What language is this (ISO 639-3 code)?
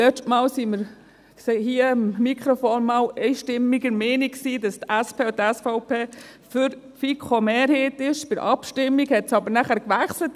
gsw